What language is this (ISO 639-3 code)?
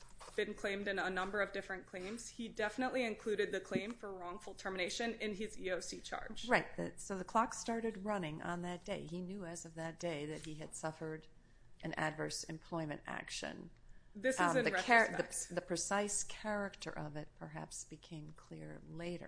eng